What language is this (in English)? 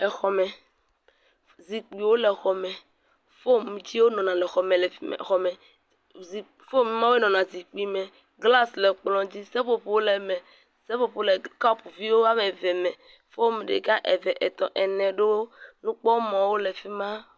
Ewe